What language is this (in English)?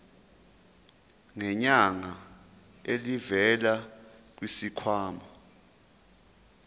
Zulu